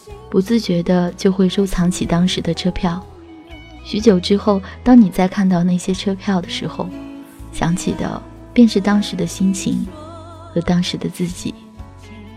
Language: Chinese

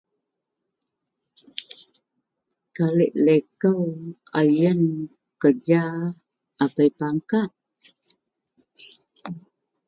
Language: Central Melanau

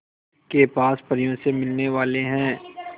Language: Hindi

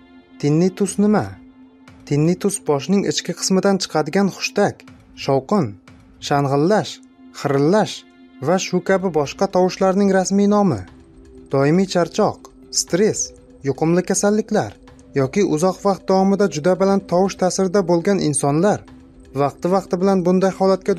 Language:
Turkish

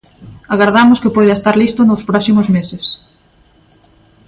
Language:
Galician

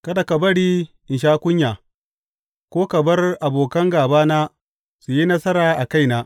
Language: Hausa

